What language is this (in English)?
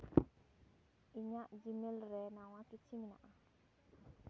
Santali